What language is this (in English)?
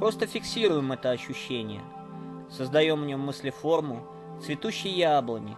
Russian